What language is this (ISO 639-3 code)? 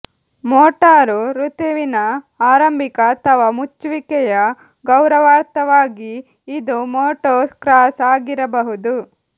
kan